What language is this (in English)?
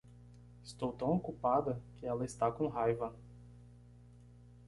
Portuguese